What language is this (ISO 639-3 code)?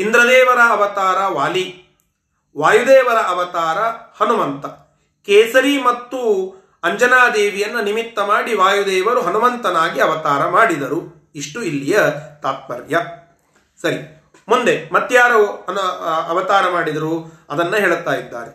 kan